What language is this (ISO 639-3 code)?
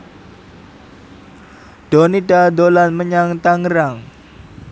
jav